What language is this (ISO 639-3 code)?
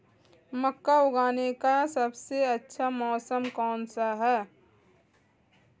hin